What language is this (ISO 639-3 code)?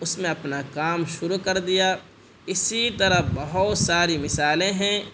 urd